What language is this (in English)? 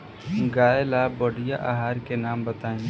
Bhojpuri